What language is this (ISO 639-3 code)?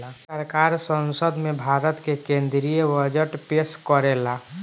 bho